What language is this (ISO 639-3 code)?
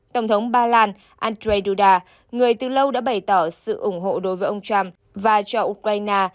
vie